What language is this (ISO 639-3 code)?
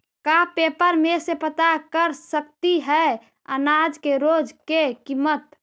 mag